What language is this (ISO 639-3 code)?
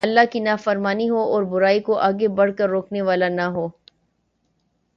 urd